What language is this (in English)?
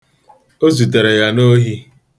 Igbo